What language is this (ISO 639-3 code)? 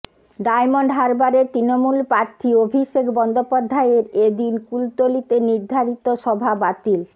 ben